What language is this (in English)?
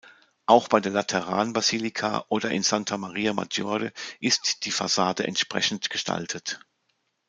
German